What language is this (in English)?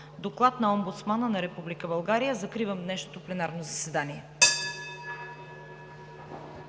Bulgarian